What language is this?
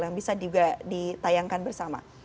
Indonesian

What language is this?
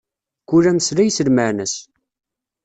Kabyle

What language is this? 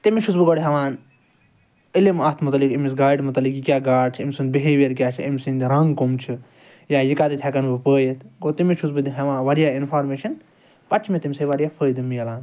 Kashmiri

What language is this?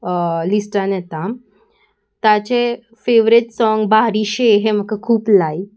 Konkani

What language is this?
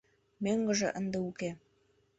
Mari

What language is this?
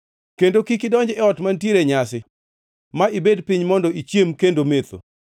Luo (Kenya and Tanzania)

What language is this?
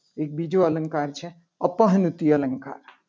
Gujarati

